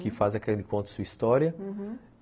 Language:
Portuguese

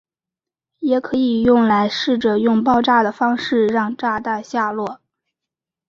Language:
Chinese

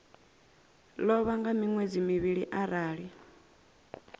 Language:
Venda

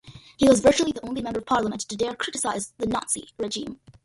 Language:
English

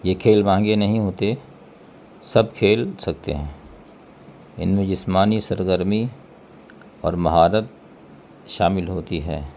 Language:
Urdu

